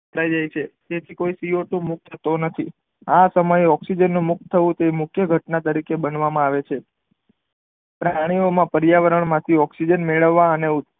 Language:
Gujarati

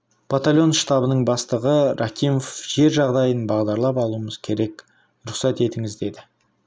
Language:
Kazakh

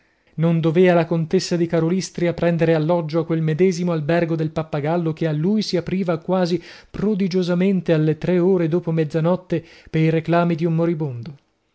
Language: Italian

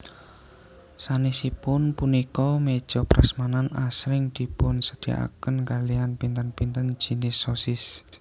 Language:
Javanese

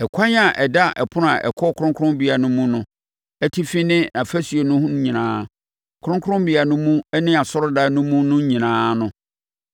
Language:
Akan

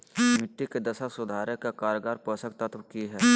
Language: Magahi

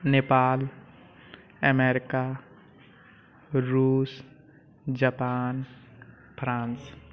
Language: Maithili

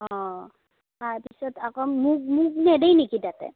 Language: Assamese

